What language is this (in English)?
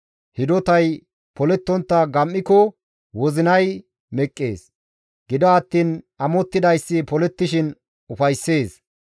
Gamo